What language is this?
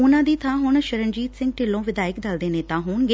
Punjabi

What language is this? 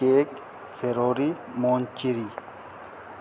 Urdu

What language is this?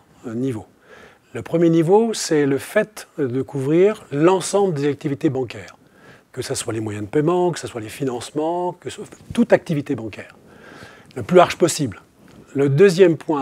French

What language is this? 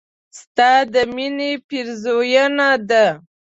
Pashto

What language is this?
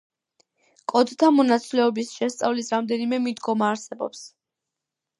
Georgian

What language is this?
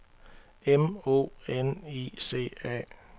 Danish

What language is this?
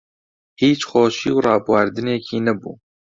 Central Kurdish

